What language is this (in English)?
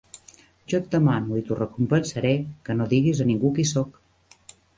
Catalan